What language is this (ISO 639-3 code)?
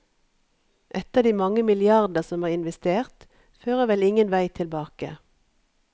nor